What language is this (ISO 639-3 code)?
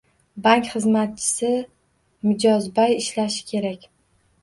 uzb